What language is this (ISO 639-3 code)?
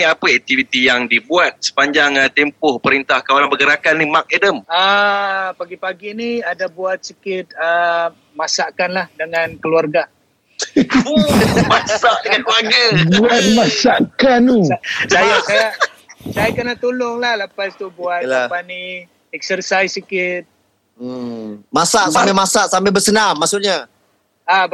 msa